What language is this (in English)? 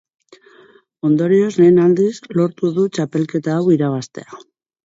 Basque